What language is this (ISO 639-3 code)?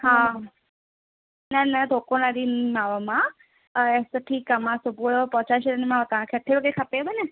snd